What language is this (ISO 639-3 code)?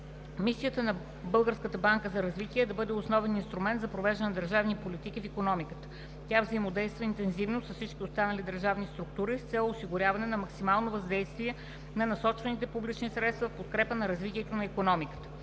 bul